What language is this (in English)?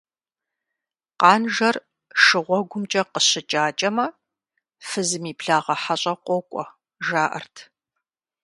Kabardian